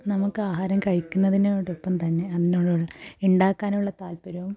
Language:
Malayalam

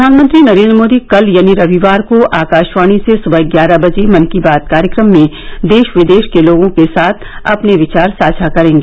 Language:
Hindi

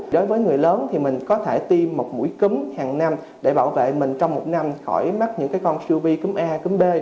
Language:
Vietnamese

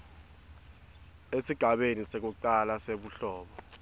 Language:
Swati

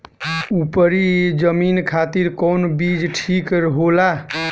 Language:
Bhojpuri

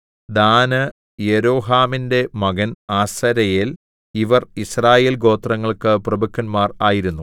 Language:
Malayalam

